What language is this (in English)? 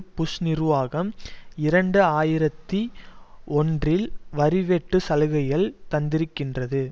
Tamil